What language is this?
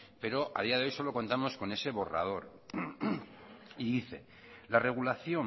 Spanish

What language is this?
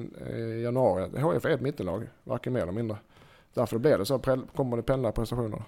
Swedish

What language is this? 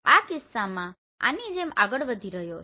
Gujarati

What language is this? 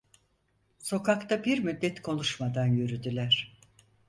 Turkish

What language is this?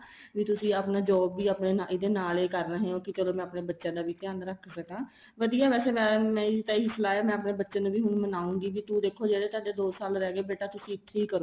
Punjabi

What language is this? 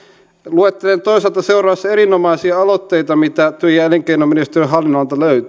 Finnish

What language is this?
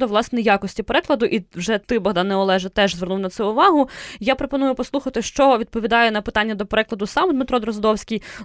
Ukrainian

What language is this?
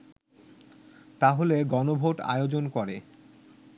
Bangla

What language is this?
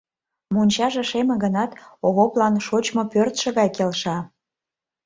Mari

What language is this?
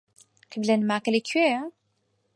Central Kurdish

